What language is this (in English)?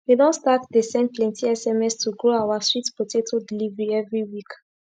Nigerian Pidgin